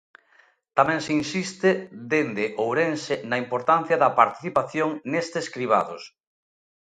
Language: Galician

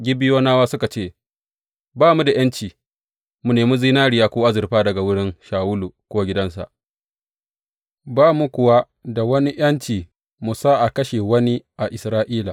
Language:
Hausa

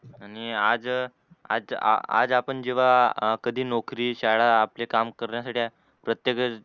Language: Marathi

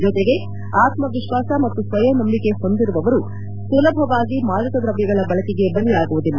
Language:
Kannada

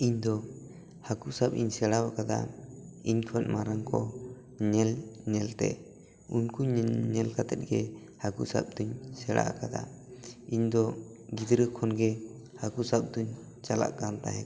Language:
Santali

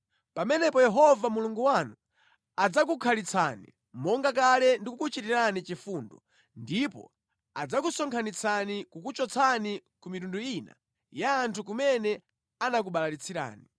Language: Nyanja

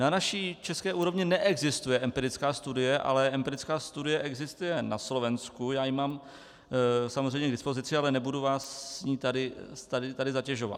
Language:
Czech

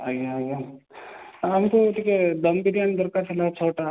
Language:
Odia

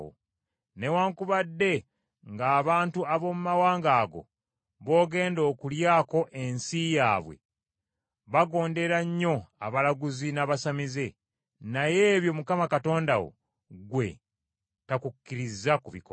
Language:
Ganda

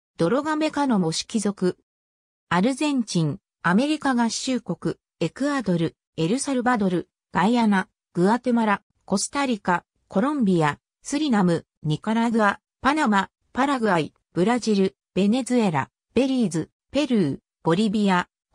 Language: Japanese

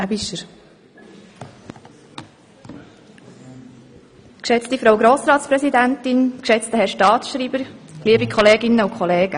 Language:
Swiss German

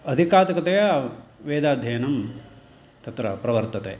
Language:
Sanskrit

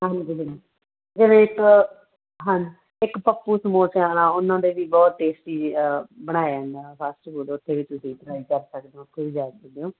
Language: Punjabi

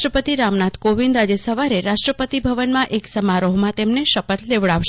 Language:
Gujarati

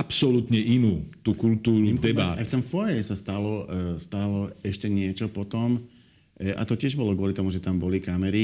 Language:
Slovak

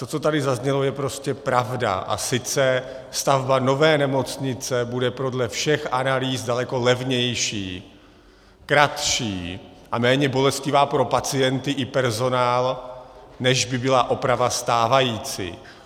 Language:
Czech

